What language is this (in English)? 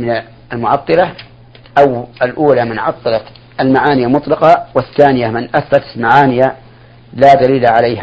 Arabic